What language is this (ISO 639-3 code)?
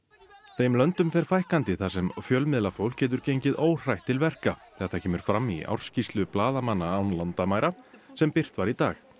isl